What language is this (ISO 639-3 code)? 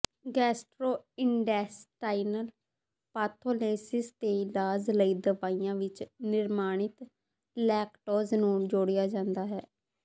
pan